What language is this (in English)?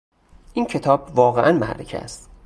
Persian